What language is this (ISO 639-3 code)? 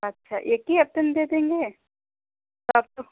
hin